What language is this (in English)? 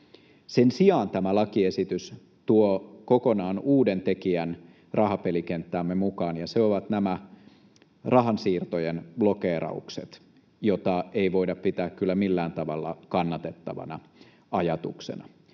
Finnish